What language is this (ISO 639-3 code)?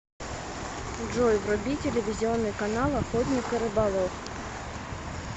rus